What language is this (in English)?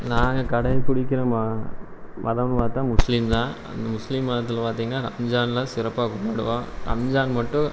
Tamil